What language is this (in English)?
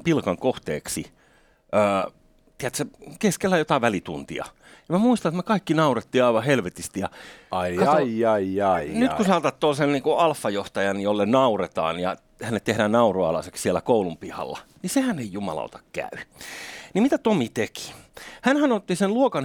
Finnish